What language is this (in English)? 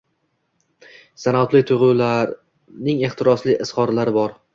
Uzbek